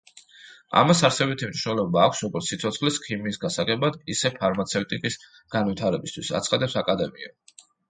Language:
Georgian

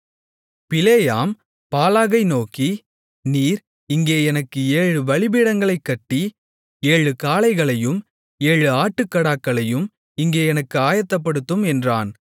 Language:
Tamil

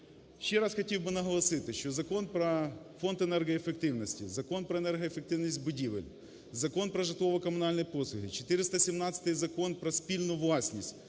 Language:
Ukrainian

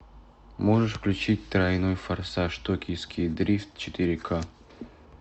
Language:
Russian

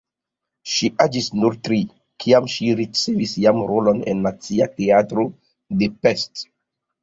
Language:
Esperanto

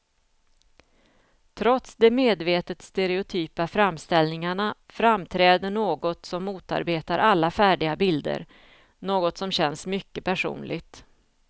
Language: Swedish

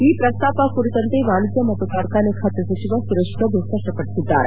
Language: Kannada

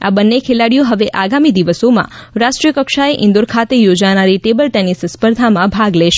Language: Gujarati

